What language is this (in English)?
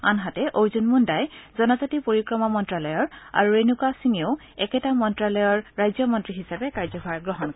Assamese